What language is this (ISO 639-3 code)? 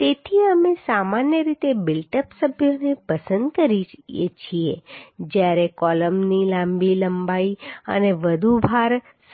guj